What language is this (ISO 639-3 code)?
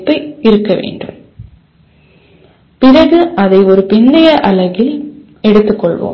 tam